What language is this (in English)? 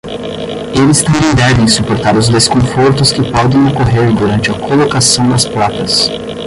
Portuguese